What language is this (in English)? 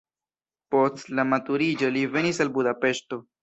Esperanto